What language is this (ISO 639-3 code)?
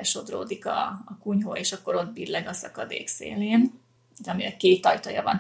hun